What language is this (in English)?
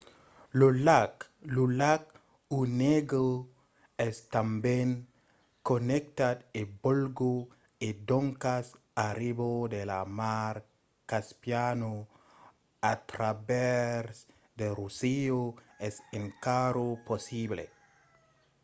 Occitan